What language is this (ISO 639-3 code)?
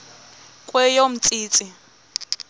xho